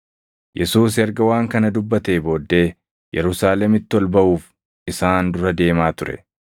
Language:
Oromo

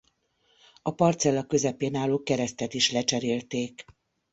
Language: Hungarian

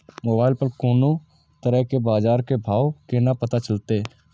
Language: Maithili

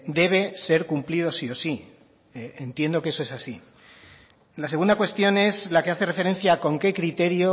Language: Spanish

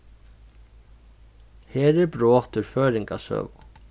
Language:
Faroese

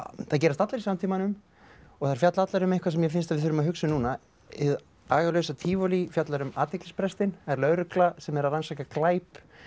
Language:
Icelandic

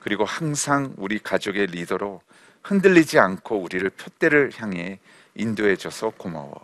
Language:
Korean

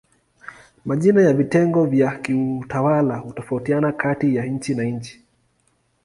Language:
Swahili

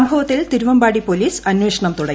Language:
Malayalam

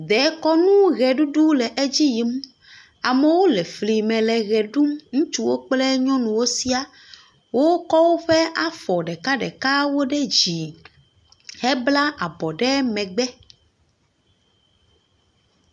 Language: Ewe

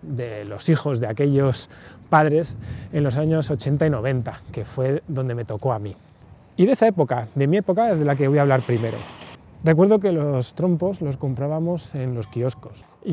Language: Spanish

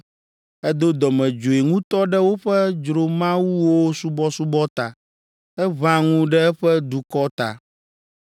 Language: Ewe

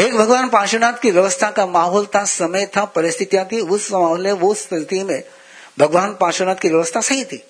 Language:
Hindi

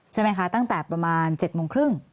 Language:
Thai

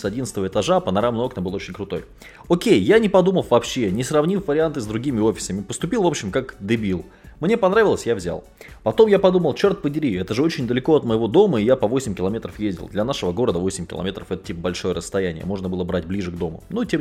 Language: Russian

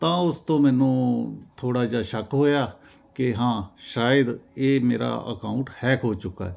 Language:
Punjabi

